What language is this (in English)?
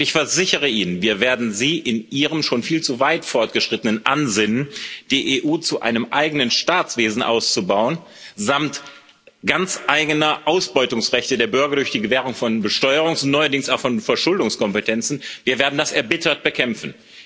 German